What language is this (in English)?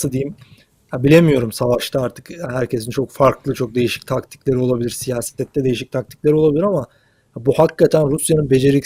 Turkish